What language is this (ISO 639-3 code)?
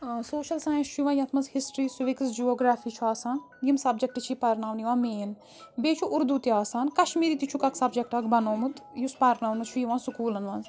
kas